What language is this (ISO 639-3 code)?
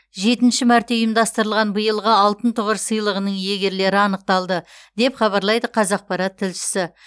kaz